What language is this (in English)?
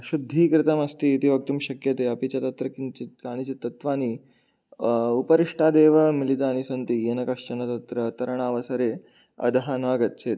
Sanskrit